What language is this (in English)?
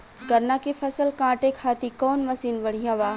Bhojpuri